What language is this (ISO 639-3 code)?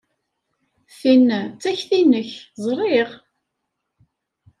kab